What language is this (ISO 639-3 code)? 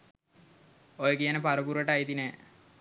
sin